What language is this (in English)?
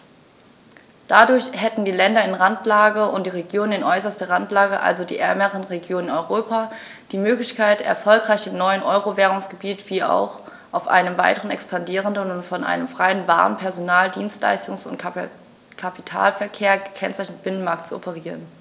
German